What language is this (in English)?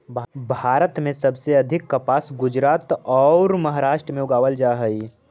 Magahi